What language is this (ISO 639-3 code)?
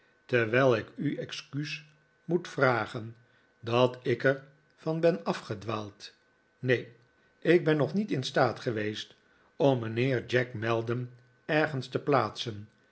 nld